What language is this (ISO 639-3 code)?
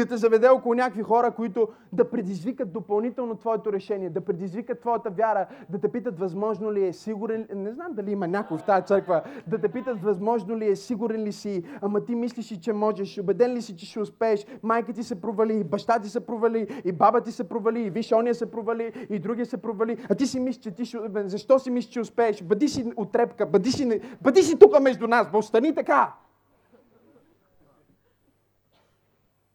bul